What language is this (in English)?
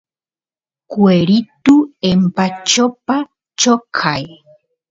Santiago del Estero Quichua